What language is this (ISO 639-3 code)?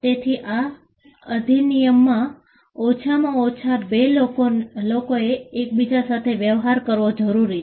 guj